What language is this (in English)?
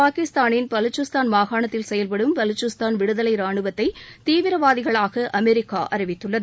Tamil